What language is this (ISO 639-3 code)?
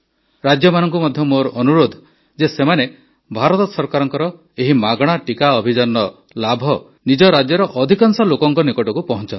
ori